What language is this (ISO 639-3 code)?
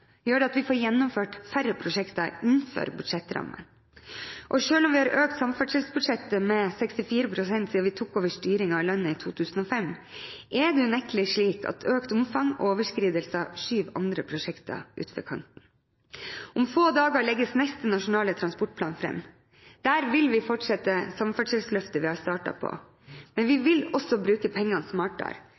nob